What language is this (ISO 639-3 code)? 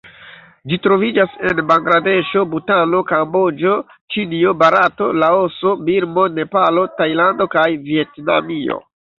epo